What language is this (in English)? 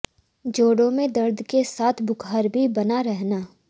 Hindi